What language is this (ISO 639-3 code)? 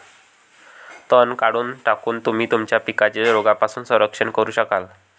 mar